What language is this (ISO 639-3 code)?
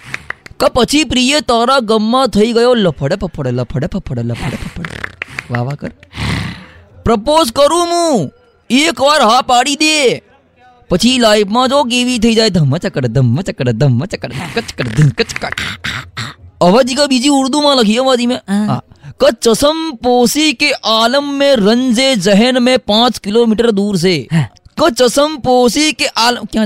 guj